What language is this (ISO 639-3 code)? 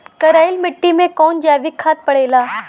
bho